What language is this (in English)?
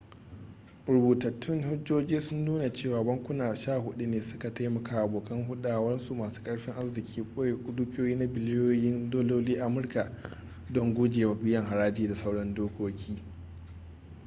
Hausa